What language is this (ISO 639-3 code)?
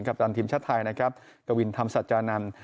tha